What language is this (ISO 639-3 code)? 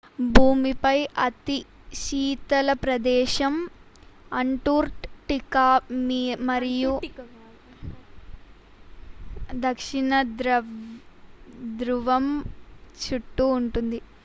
tel